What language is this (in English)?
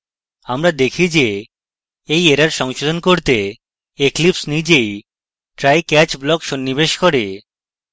Bangla